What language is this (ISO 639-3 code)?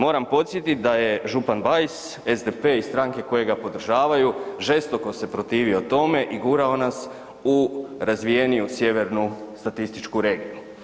hrv